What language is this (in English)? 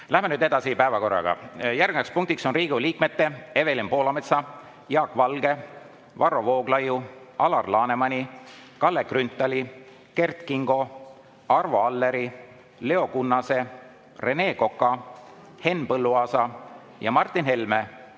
Estonian